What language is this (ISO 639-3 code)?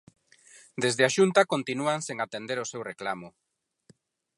glg